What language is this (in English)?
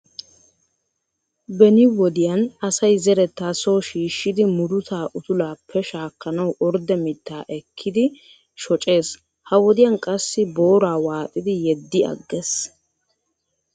Wolaytta